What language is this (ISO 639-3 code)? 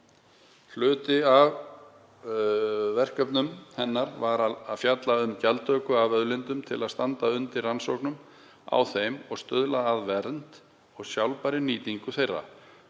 isl